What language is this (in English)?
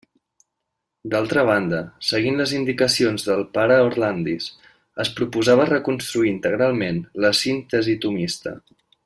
Catalan